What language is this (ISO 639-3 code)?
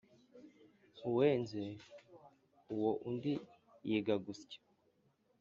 kin